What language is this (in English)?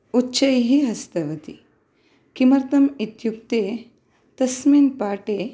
Sanskrit